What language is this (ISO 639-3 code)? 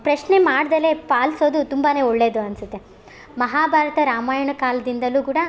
kan